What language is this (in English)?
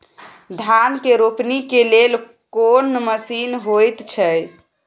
Maithili